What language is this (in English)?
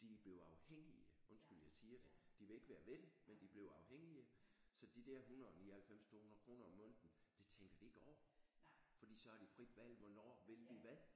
Danish